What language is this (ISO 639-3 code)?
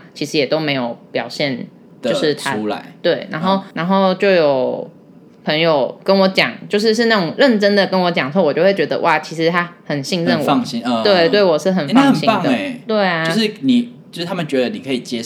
zho